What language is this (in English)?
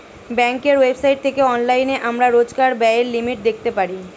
Bangla